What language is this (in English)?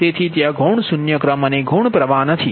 Gujarati